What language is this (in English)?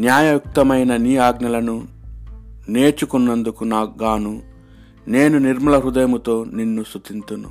Telugu